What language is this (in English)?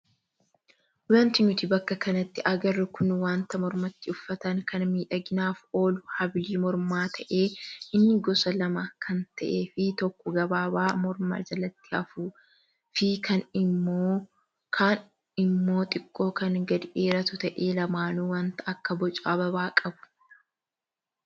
Oromo